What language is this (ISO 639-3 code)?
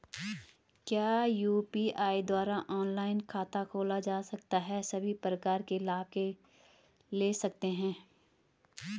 hin